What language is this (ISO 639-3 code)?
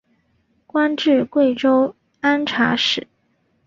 zho